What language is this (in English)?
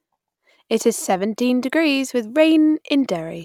English